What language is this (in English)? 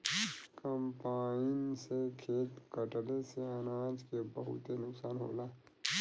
Bhojpuri